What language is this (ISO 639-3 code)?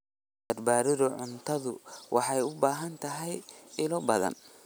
som